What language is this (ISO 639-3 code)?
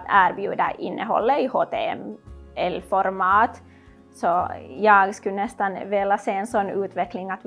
swe